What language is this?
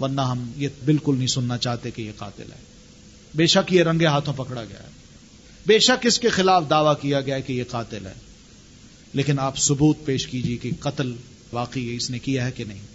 Urdu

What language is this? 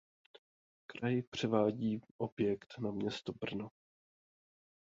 Czech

